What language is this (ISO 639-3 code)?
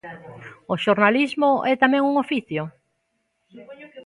glg